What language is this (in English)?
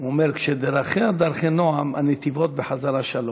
Hebrew